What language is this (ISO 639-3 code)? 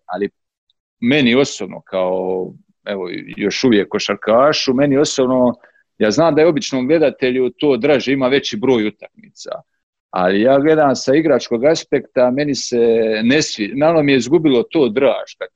hrv